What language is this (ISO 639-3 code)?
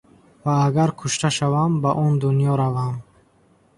tgk